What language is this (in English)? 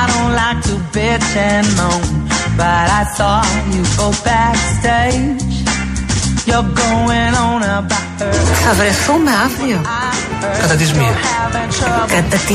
Greek